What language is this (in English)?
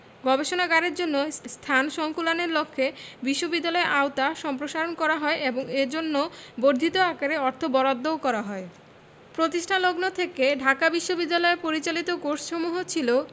Bangla